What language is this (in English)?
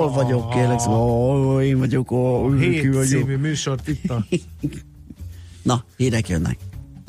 Hungarian